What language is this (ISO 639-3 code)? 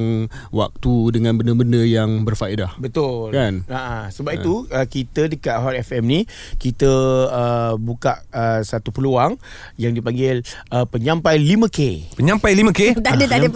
msa